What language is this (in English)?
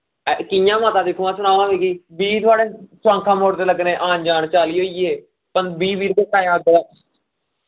Dogri